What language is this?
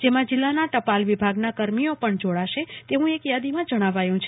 Gujarati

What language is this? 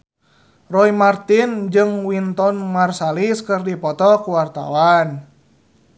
Sundanese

